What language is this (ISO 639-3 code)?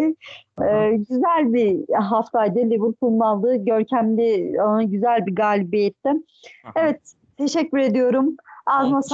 tur